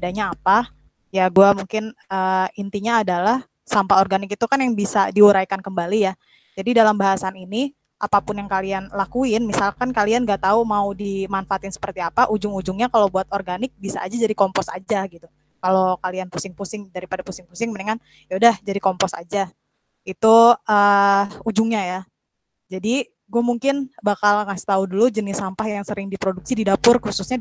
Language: Indonesian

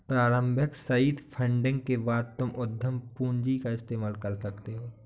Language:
Hindi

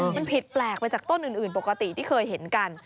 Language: Thai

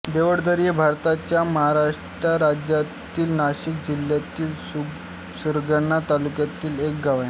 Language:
Marathi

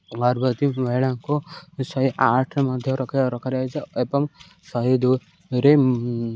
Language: Odia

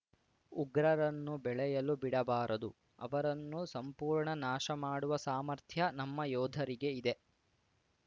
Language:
Kannada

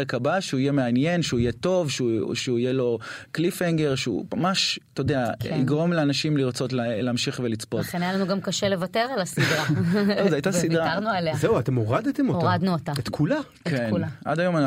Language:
Hebrew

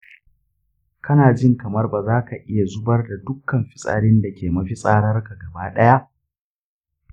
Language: Hausa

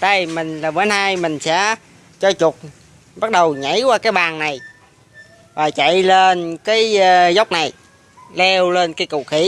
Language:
Vietnamese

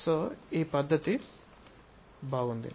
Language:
Telugu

